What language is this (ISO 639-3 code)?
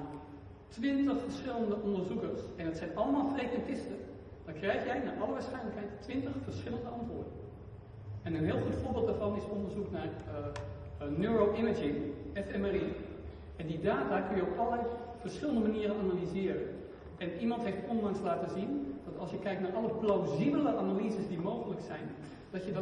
nld